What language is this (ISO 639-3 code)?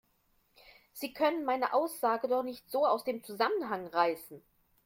deu